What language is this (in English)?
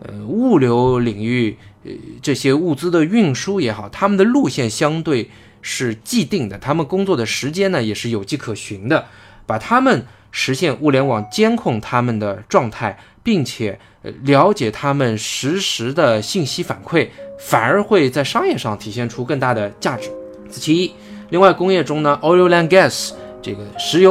Chinese